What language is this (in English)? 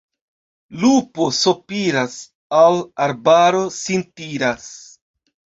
Esperanto